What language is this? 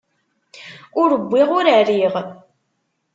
Kabyle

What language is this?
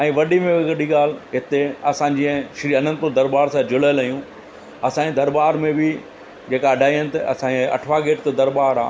Sindhi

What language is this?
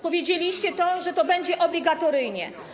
Polish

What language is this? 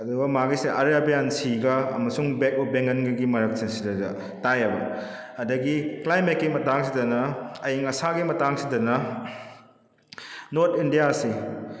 Manipuri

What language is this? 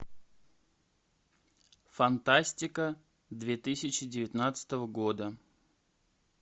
Russian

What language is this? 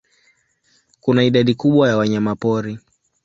Swahili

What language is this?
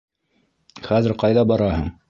Bashkir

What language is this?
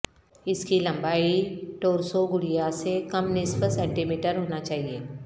Urdu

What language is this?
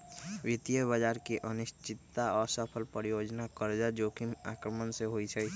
Magahi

